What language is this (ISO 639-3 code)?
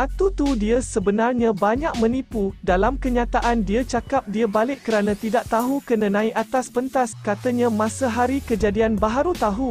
msa